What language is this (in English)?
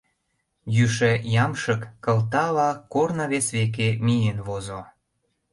Mari